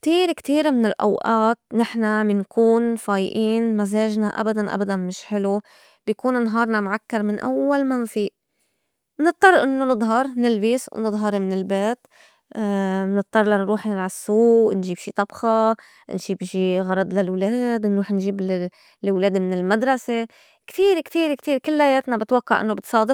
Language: North Levantine Arabic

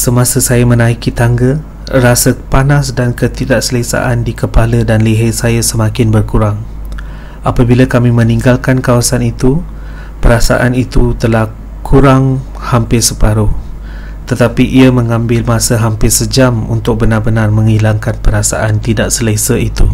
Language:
Malay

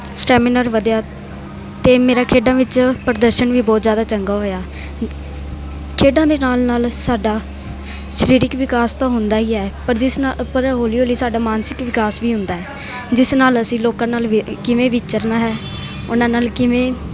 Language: Punjabi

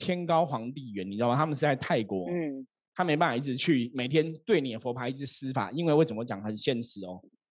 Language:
Chinese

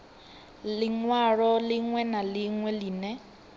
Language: Venda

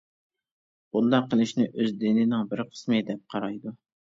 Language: Uyghur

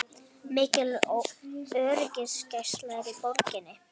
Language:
Icelandic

